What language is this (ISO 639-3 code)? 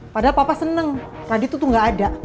ind